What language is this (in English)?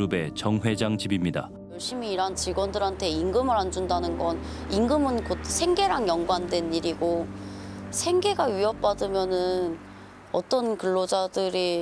Korean